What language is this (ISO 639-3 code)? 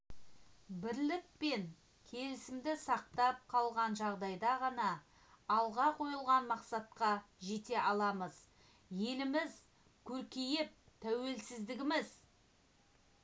kaz